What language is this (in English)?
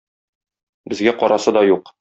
Tatar